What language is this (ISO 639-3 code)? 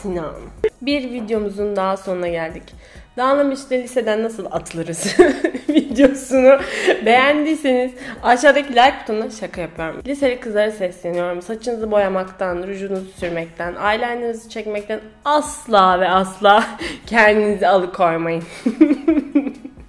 tur